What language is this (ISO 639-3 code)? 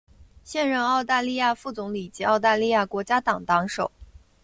zho